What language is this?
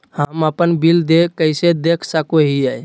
Magahi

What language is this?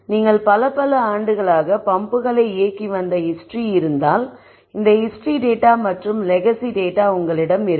Tamil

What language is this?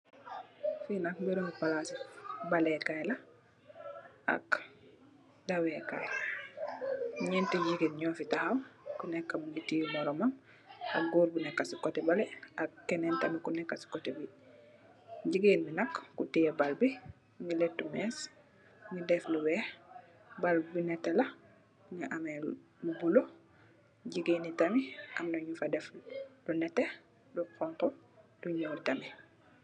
Wolof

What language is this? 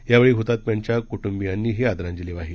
Marathi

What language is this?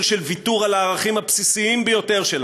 Hebrew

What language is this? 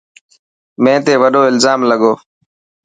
Dhatki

